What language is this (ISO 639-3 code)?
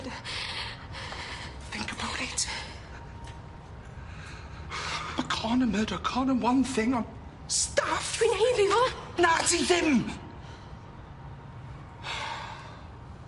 cym